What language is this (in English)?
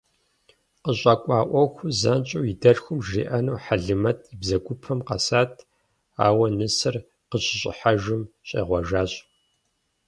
Kabardian